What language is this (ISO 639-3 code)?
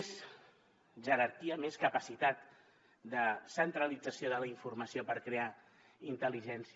cat